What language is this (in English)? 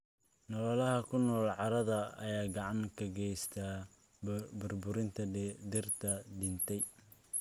Somali